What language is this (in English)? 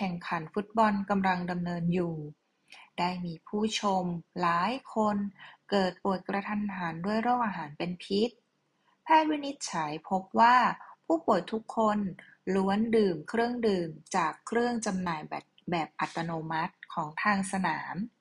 Thai